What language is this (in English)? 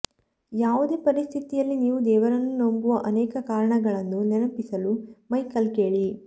Kannada